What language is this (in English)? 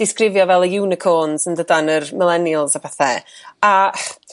Welsh